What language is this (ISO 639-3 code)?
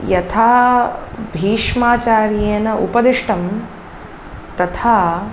san